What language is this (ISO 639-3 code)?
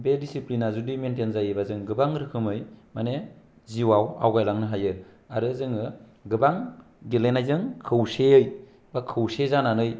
brx